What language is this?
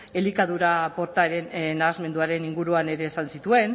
Basque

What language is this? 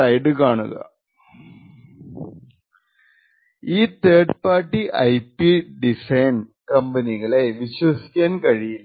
Malayalam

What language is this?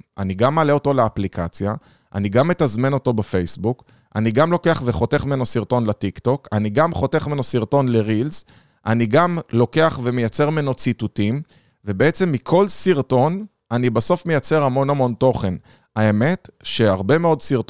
Hebrew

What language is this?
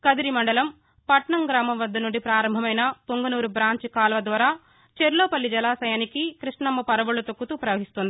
Telugu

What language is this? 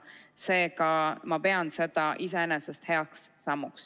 Estonian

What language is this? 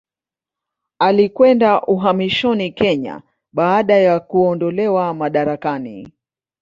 Swahili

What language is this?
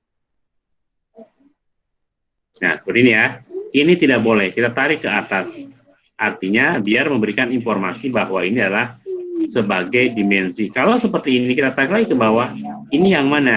Indonesian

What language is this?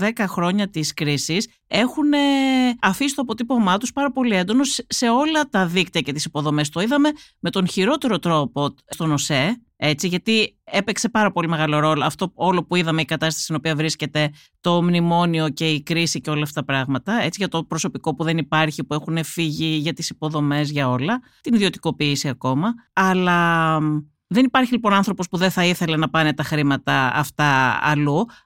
Greek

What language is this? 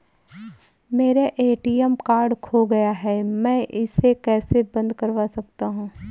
Hindi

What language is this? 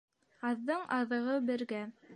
Bashkir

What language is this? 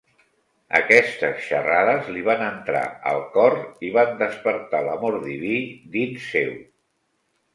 Catalan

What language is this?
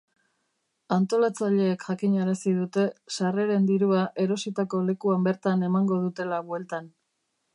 Basque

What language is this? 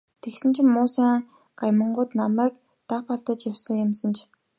Mongolian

